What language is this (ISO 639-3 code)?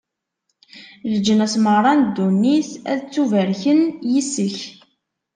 kab